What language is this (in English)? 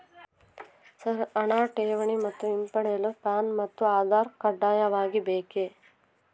Kannada